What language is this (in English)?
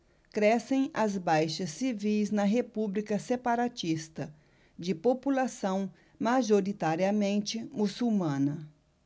Portuguese